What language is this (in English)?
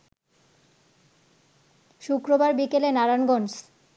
Bangla